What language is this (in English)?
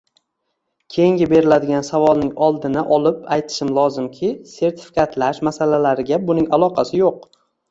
Uzbek